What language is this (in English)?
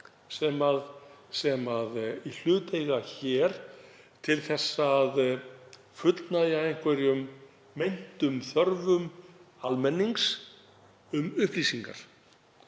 Icelandic